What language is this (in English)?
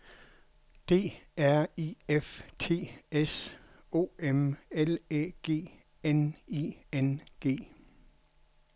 Danish